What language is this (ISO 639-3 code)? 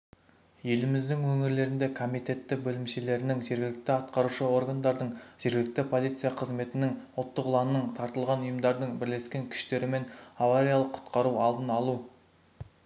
kaz